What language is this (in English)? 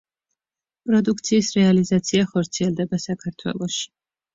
Georgian